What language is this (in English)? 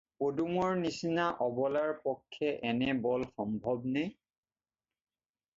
Assamese